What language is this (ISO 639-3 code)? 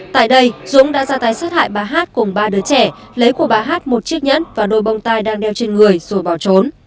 vie